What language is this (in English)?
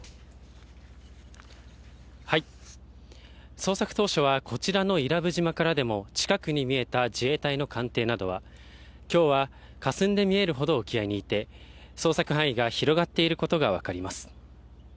Japanese